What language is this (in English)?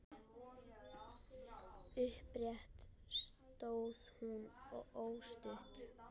Icelandic